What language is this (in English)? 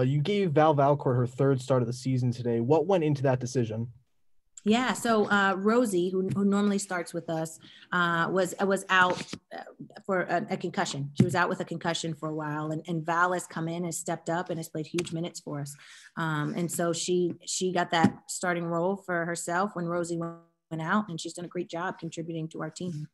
English